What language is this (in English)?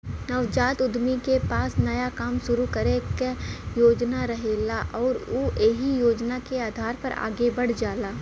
Bhojpuri